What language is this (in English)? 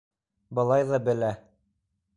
Bashkir